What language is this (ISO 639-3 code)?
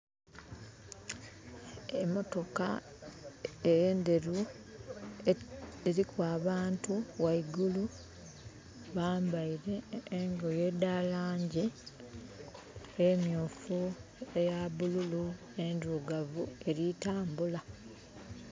xog